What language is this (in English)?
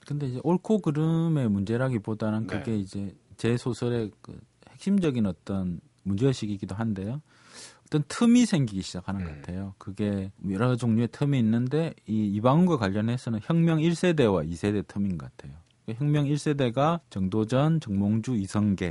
Korean